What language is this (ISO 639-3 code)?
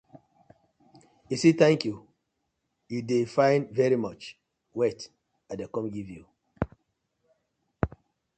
pcm